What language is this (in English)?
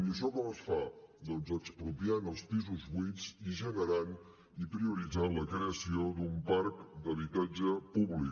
Catalan